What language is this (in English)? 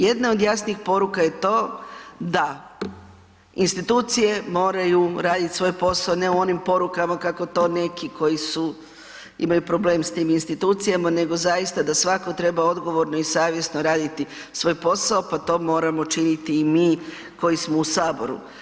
Croatian